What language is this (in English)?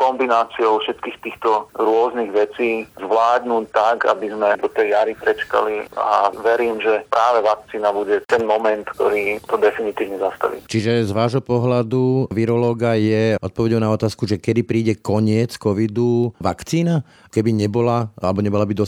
Slovak